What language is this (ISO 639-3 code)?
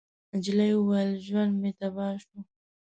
pus